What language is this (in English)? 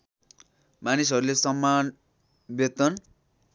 Nepali